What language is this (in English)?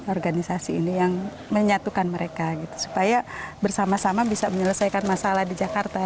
Indonesian